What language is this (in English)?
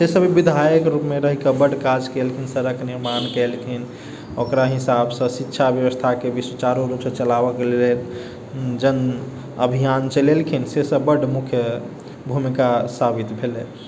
Maithili